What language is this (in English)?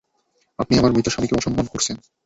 Bangla